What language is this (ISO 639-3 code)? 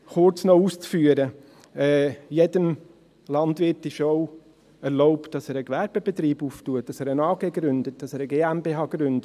gsw